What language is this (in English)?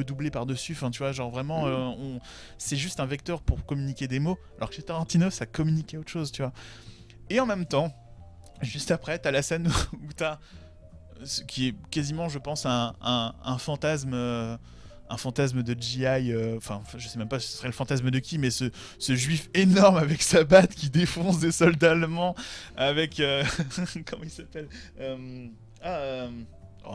French